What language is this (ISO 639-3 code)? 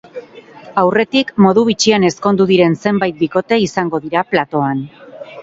eus